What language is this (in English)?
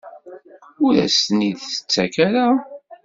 Kabyle